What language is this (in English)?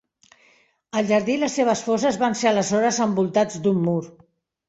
Catalan